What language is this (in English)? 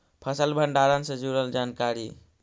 Magahi